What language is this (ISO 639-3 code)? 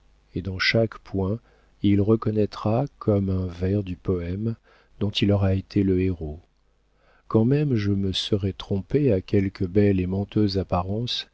fra